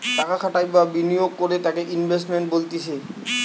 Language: Bangla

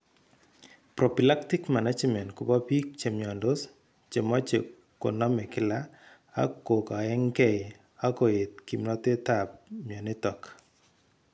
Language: Kalenjin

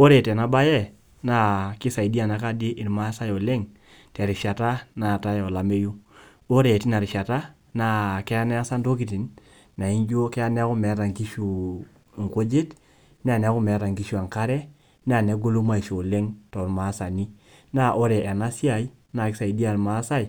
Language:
Masai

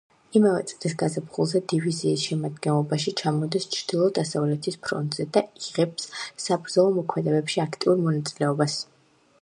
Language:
Georgian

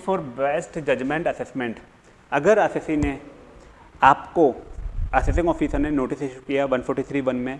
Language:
Hindi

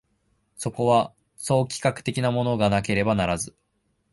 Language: Japanese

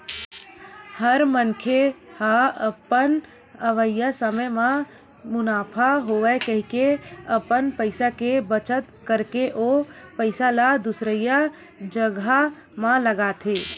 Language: Chhattisgarhi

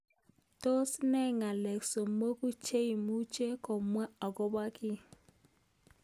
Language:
Kalenjin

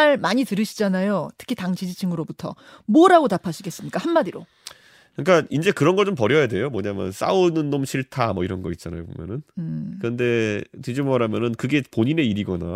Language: Korean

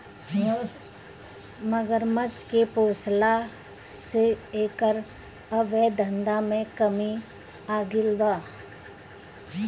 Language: Bhojpuri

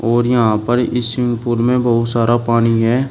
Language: Hindi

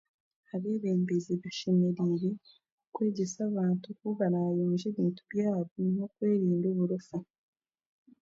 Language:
Chiga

